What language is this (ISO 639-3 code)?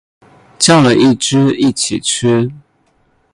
zho